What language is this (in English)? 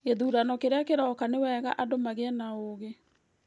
Kikuyu